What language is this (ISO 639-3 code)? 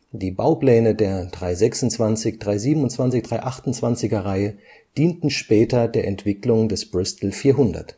deu